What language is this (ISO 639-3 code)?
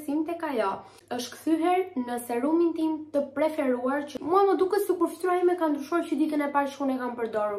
ron